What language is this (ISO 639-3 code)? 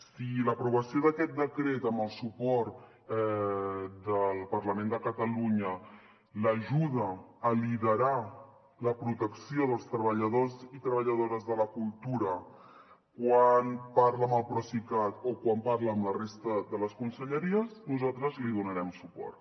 cat